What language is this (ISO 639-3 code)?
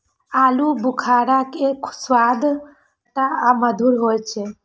mai